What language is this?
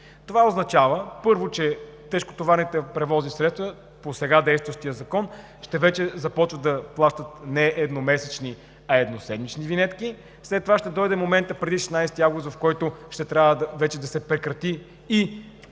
Bulgarian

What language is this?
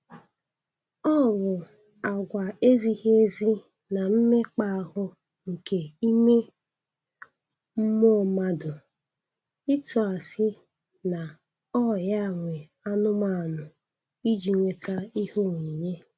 Igbo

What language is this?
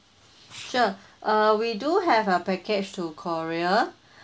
English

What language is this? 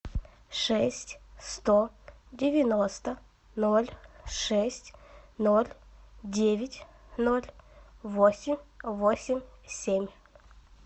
Russian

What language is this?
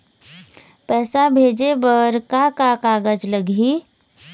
Chhattisgarhi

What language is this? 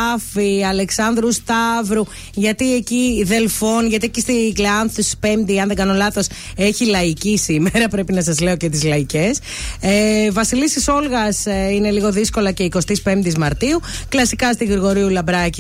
Greek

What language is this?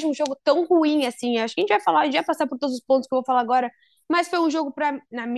Portuguese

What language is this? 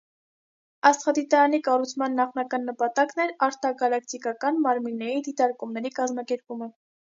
Armenian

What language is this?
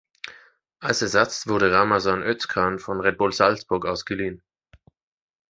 German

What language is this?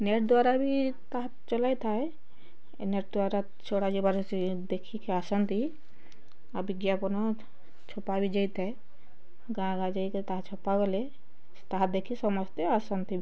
Odia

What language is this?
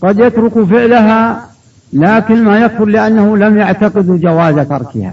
Arabic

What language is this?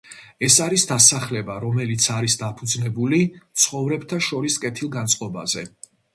Georgian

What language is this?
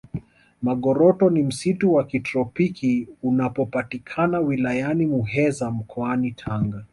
Swahili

